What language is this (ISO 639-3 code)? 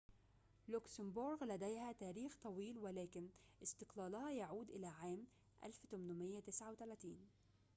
ara